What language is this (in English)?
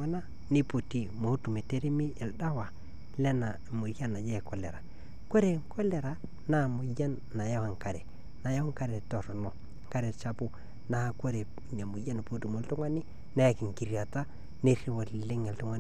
Masai